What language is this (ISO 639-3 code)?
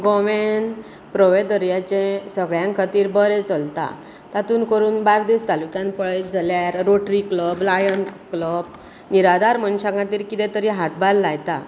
kok